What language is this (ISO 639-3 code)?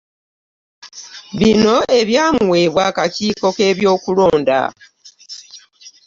lug